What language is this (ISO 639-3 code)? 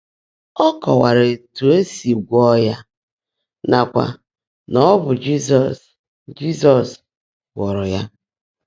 ibo